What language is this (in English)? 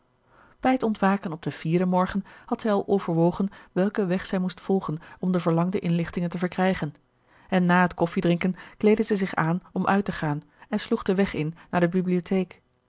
Dutch